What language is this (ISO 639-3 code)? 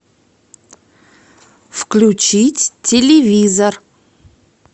rus